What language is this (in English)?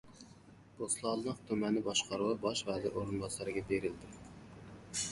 Uzbek